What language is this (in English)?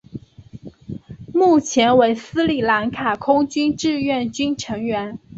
Chinese